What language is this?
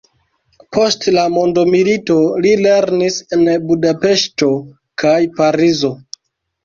Esperanto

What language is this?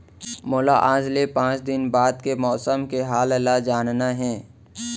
Chhattisgarhi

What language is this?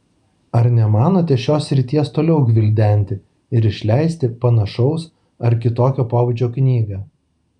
Lithuanian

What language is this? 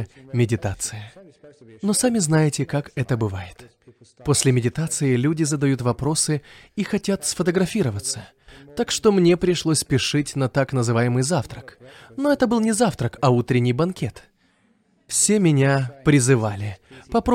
Russian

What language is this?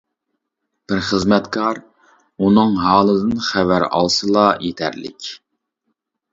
Uyghur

